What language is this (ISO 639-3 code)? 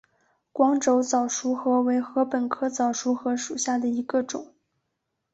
zho